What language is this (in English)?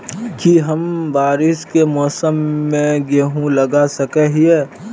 Magahi